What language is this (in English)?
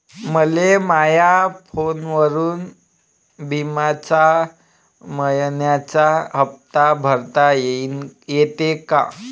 Marathi